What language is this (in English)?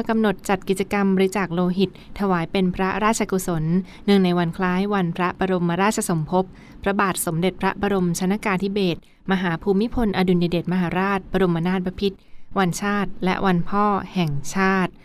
Thai